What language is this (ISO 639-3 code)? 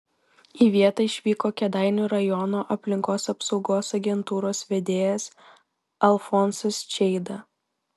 lit